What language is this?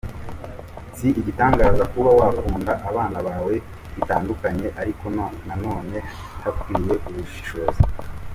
Kinyarwanda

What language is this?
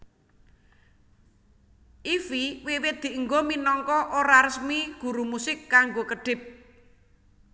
Javanese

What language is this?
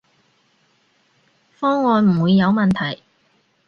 Cantonese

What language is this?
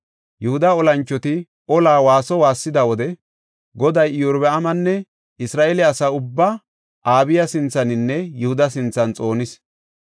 Gofa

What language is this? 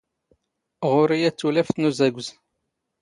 Standard Moroccan Tamazight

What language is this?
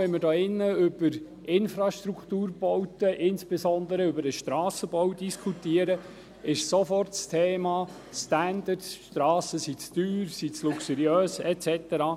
Swiss German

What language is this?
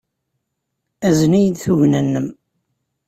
Kabyle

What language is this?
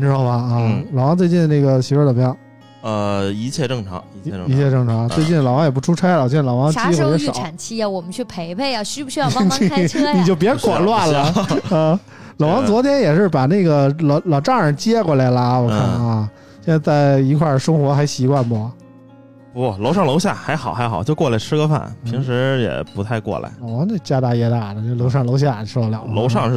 Chinese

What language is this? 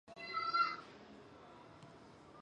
Chinese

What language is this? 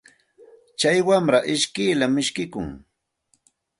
Santa Ana de Tusi Pasco Quechua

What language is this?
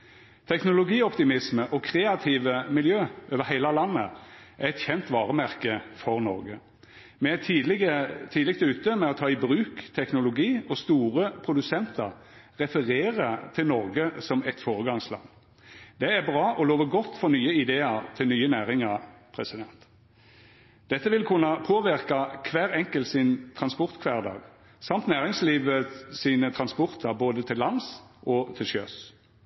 Norwegian Nynorsk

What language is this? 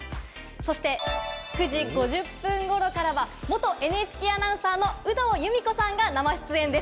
Japanese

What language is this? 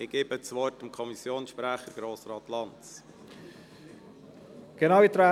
Swiss German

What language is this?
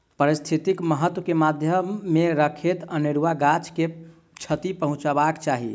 Maithili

